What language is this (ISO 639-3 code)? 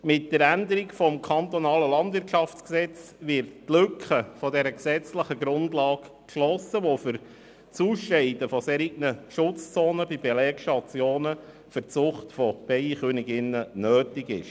gsw